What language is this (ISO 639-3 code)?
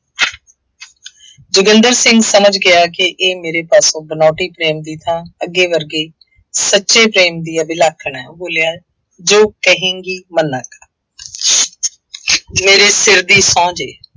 pan